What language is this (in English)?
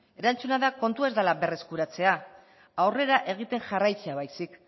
Basque